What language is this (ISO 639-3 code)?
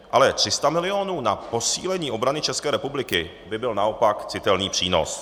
ces